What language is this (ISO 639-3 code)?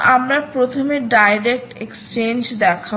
ben